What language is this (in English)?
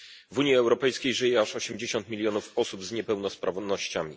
Polish